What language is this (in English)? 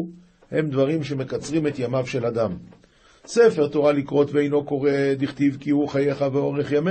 Hebrew